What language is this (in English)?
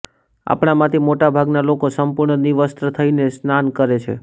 Gujarati